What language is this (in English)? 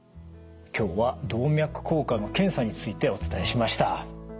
Japanese